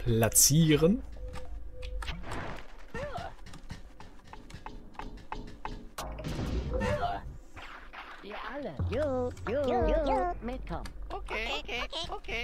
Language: German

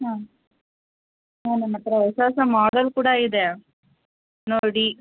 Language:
Kannada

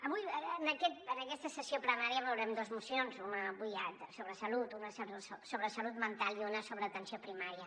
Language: Catalan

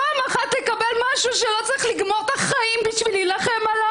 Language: Hebrew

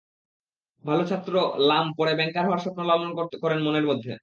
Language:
Bangla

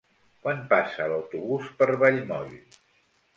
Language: Catalan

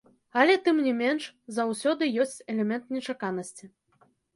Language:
Belarusian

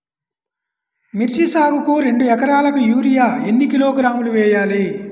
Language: Telugu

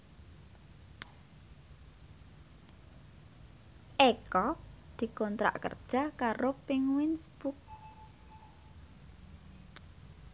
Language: Javanese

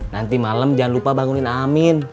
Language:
Indonesian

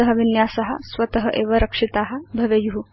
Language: Sanskrit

